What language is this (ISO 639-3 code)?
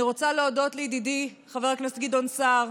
heb